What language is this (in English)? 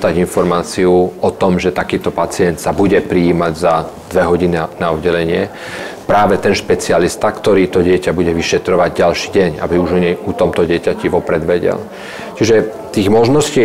Slovak